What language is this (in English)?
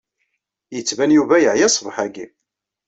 Kabyle